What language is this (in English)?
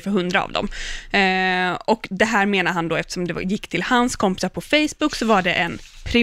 Swedish